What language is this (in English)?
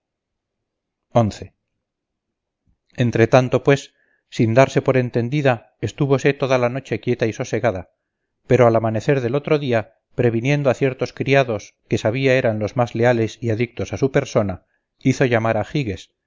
Spanish